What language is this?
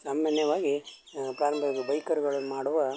Kannada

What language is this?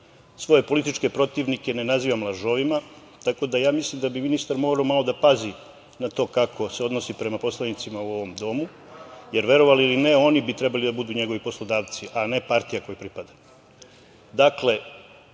Serbian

